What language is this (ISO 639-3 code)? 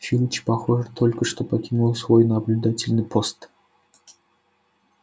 rus